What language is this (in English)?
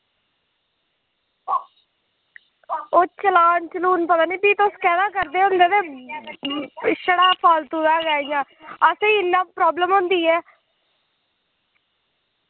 Dogri